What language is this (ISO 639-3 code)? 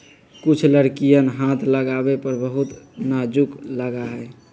mag